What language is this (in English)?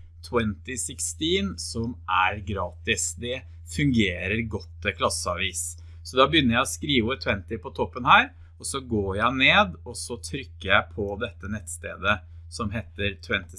Norwegian